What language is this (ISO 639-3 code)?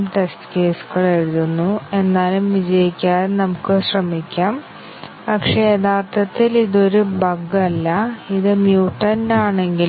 mal